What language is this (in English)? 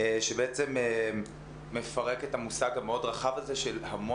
Hebrew